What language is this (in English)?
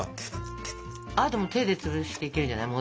Japanese